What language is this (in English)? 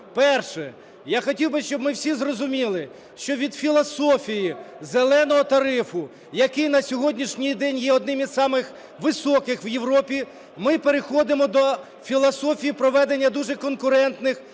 Ukrainian